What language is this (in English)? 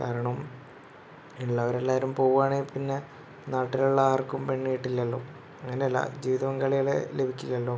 Malayalam